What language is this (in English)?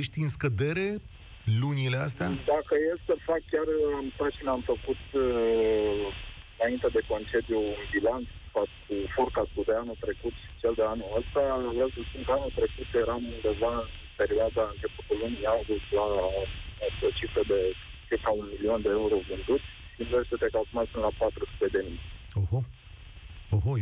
Romanian